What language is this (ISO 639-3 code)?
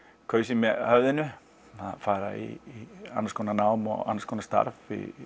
isl